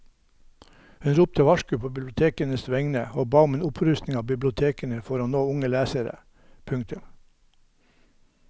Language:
Norwegian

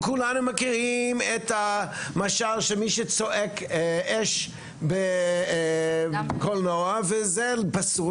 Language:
Hebrew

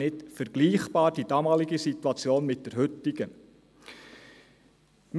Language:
Swiss German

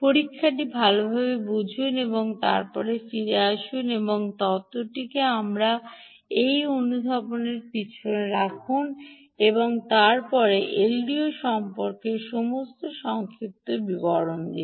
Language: Bangla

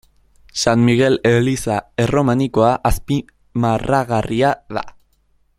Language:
Basque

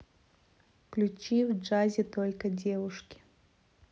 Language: Russian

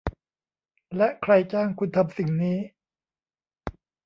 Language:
Thai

